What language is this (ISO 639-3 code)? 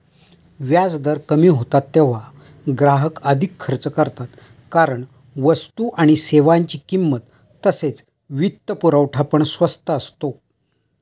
mar